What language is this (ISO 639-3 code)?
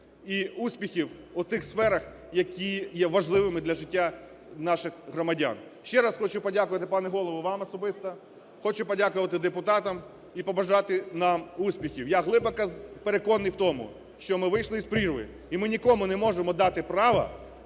ukr